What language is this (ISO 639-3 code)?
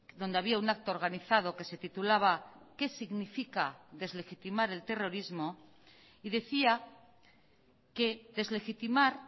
spa